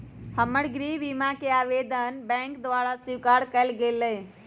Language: Magahi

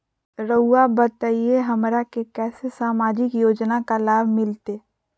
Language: Magahi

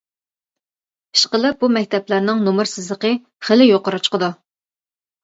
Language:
Uyghur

